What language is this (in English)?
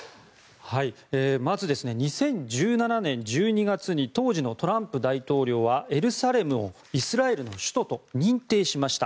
Japanese